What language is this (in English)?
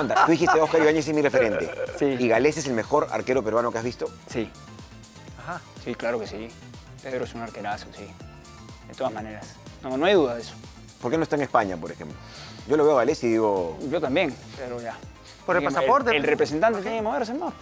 Spanish